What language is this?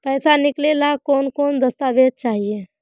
Magahi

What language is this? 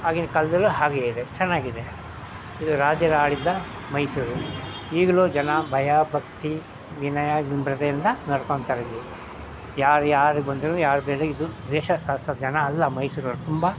Kannada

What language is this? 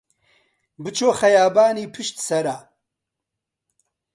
Central Kurdish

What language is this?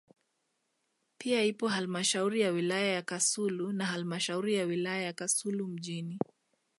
Swahili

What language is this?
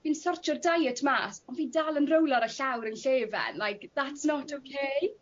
Welsh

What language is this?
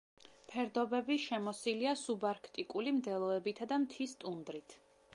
Georgian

